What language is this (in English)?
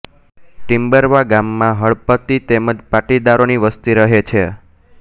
Gujarati